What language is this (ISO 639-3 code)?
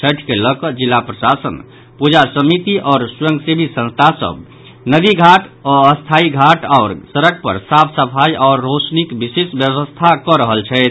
mai